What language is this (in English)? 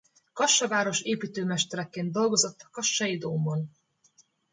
Hungarian